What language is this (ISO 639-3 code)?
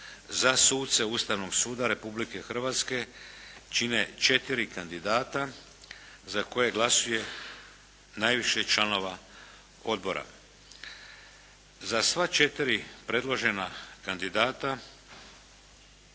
hrv